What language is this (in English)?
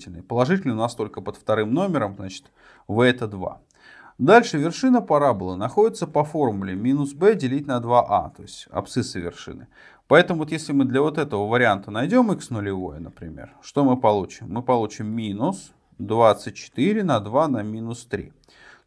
Russian